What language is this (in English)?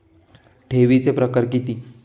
Marathi